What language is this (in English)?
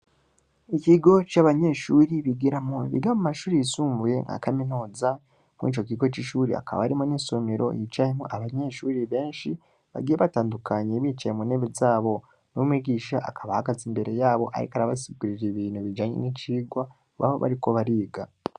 Rundi